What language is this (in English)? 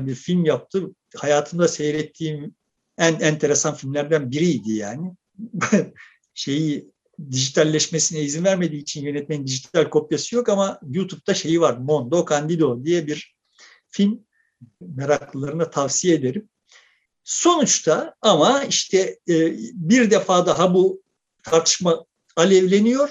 Turkish